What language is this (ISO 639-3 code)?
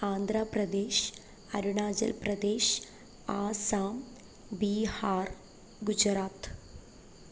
mal